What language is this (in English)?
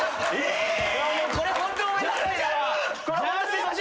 Japanese